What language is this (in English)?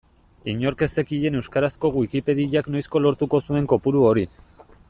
Basque